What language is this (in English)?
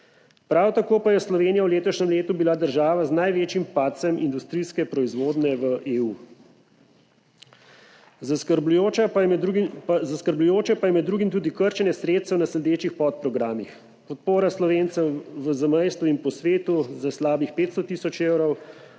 Slovenian